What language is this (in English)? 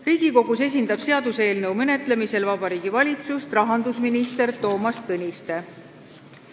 Estonian